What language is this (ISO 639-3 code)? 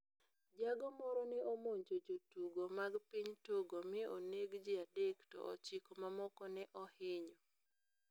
luo